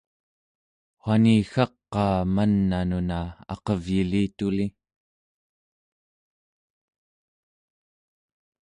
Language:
Central Yupik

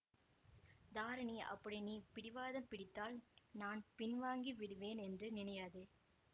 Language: Tamil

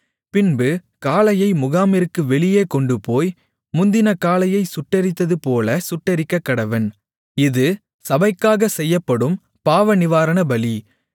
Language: Tamil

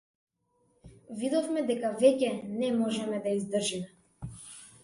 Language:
Macedonian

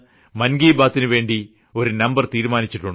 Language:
Malayalam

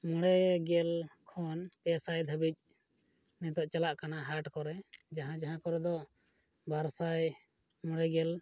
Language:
Santali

